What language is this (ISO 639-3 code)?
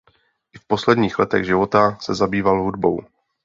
ces